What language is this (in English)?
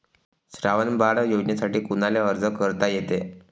Marathi